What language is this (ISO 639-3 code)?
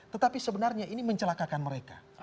ind